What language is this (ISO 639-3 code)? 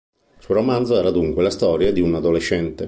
ita